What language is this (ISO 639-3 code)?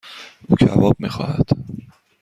fas